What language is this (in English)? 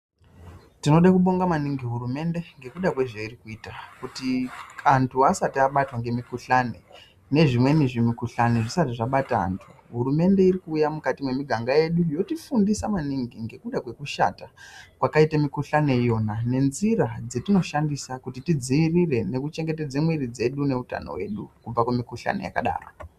Ndau